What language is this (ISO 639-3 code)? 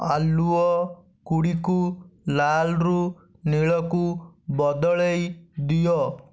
ori